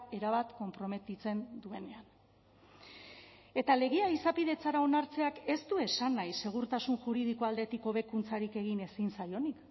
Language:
Basque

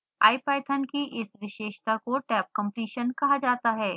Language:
Hindi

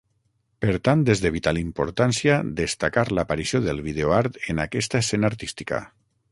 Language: Catalan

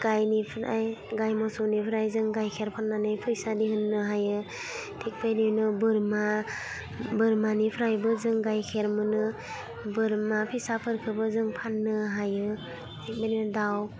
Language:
Bodo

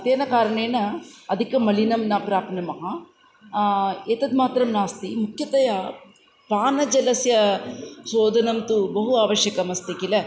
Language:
Sanskrit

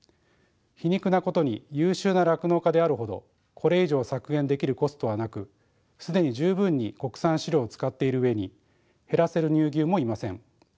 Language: Japanese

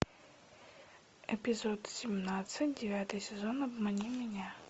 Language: Russian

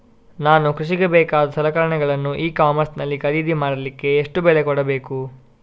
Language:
Kannada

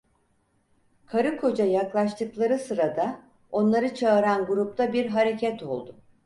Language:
Turkish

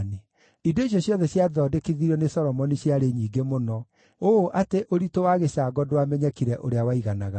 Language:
Kikuyu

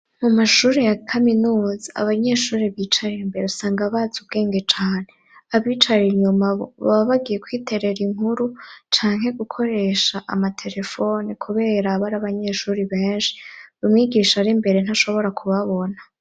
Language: Rundi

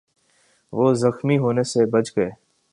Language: Urdu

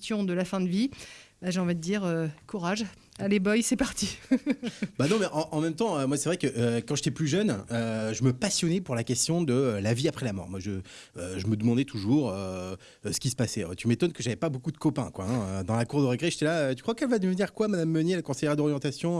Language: French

